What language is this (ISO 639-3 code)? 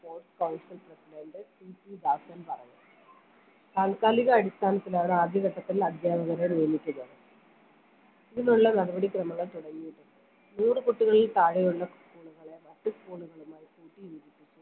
mal